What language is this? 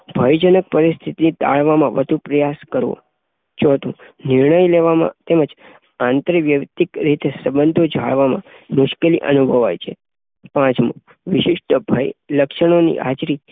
Gujarati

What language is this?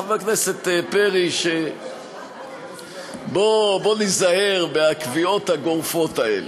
Hebrew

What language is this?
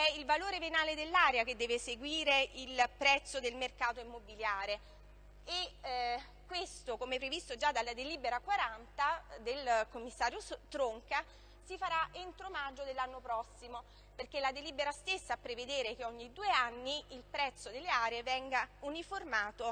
Italian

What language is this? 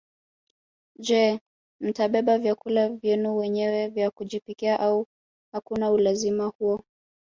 Swahili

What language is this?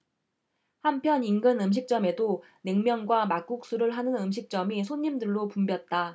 Korean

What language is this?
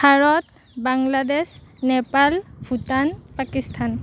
Assamese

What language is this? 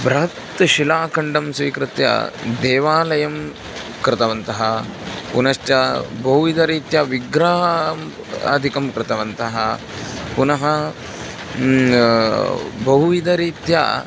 Sanskrit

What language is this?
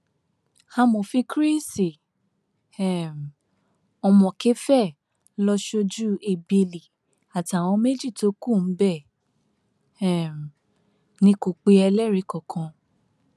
Yoruba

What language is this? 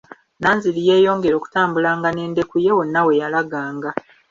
Ganda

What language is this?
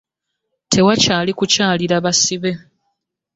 Ganda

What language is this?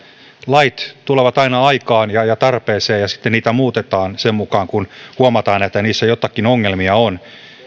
Finnish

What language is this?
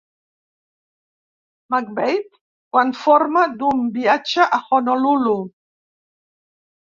Catalan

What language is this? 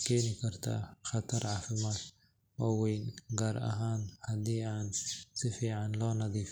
Somali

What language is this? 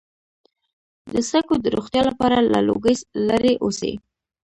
Pashto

